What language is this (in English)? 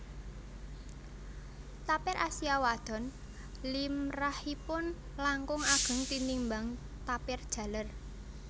Javanese